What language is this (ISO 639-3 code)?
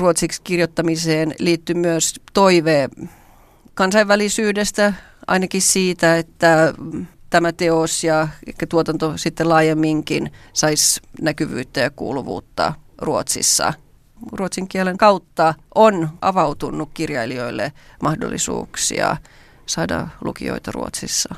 fin